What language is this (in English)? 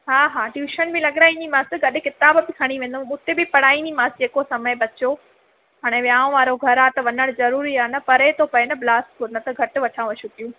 Sindhi